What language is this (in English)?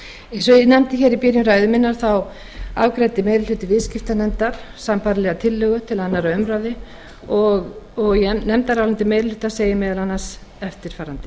Icelandic